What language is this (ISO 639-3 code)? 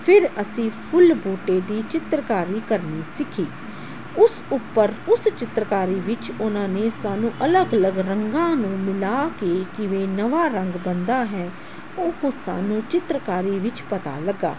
pan